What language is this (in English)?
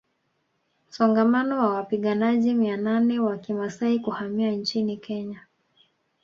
Swahili